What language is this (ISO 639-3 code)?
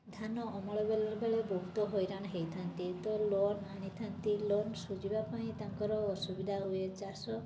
ori